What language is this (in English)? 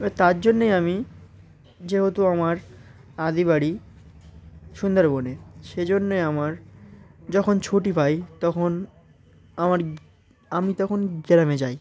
Bangla